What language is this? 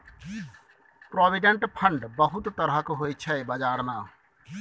Maithili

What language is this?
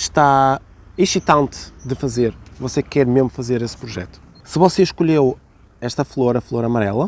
Portuguese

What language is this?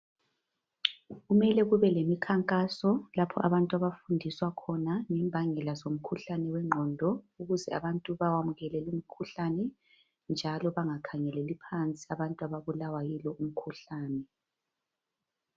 North Ndebele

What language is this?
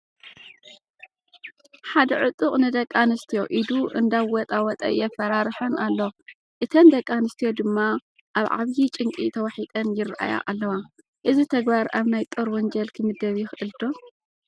Tigrinya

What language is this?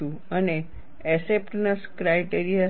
Gujarati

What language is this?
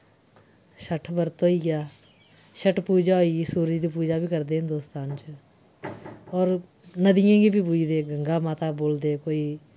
Dogri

